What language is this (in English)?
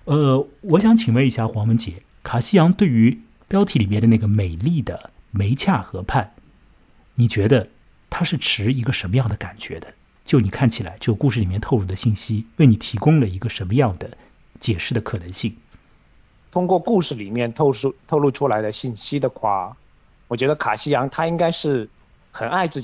Chinese